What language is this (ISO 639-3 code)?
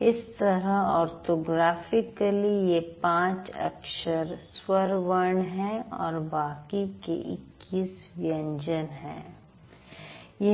hin